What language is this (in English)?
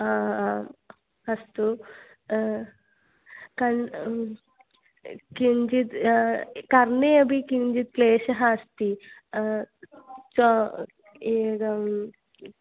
Sanskrit